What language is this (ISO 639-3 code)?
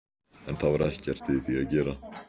isl